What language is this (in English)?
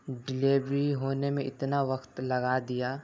Urdu